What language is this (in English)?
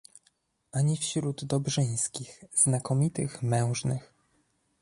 Polish